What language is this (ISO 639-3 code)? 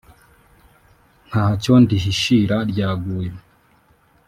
kin